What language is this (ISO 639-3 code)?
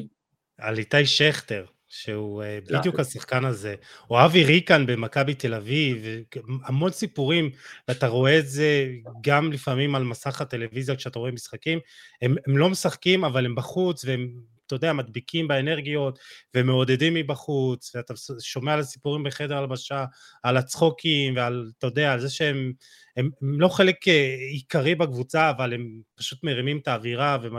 heb